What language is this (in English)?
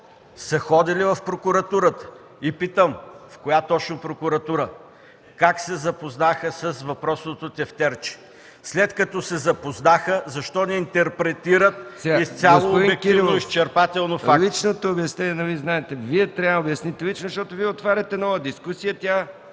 Bulgarian